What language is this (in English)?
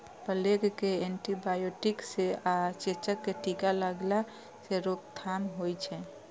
Maithili